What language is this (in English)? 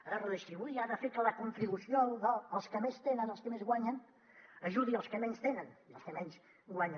Catalan